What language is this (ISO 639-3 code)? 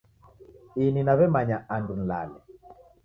dav